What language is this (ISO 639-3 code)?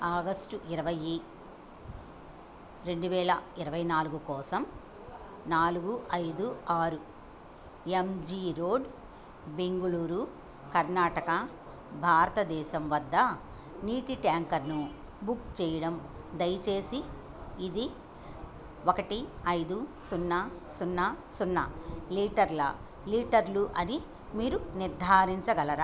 tel